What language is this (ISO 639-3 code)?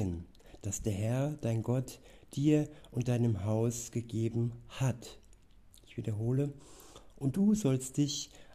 deu